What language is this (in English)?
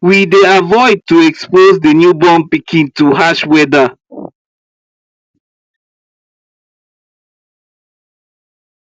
Nigerian Pidgin